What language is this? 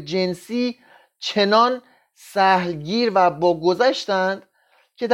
Persian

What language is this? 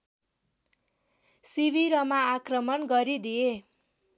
Nepali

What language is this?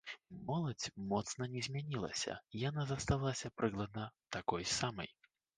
Belarusian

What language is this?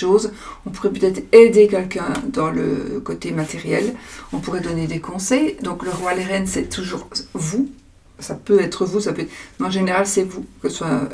French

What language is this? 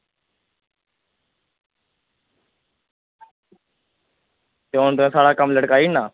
Dogri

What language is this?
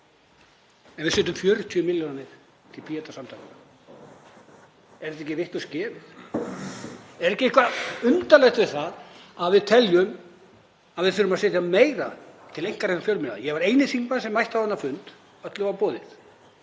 Icelandic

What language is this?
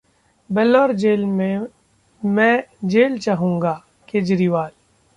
Hindi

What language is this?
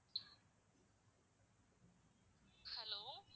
Tamil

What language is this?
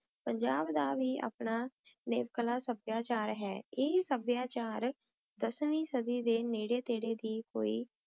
Punjabi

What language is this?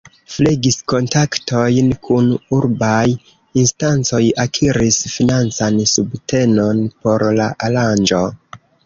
Esperanto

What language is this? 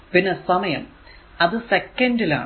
Malayalam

